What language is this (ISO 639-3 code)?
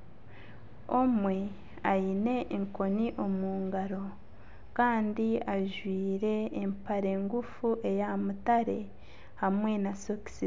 nyn